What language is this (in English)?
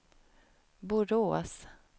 Swedish